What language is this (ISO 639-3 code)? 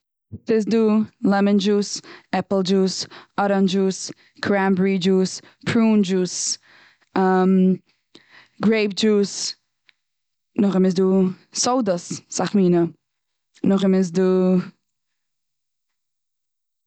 yid